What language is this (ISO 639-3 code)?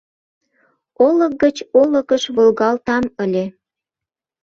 chm